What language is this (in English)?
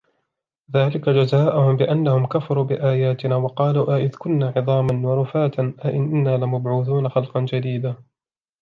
Arabic